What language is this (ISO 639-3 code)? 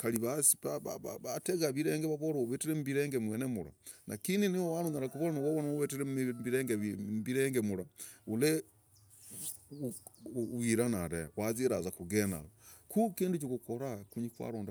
rag